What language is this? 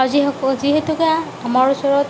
Assamese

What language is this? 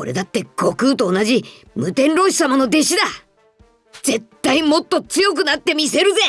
Japanese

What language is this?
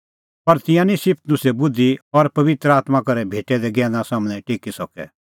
Kullu Pahari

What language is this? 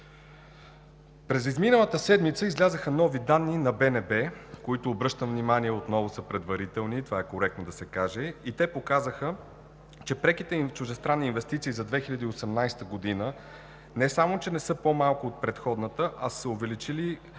Bulgarian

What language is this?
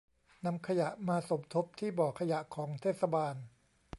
Thai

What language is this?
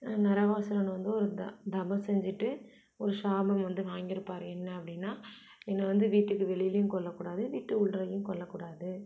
Tamil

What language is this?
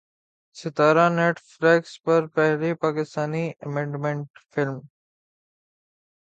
Urdu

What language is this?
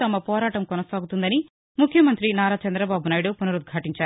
Telugu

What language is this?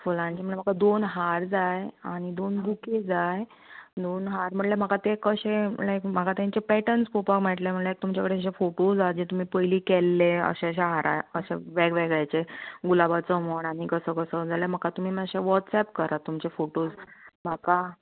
Konkani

